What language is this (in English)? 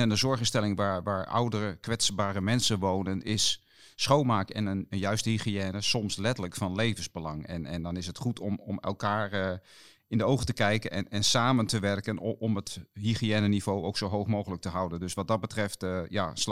Dutch